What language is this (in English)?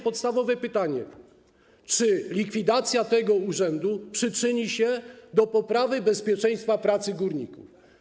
Polish